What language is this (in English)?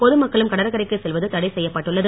Tamil